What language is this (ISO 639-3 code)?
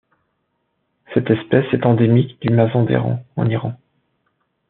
fra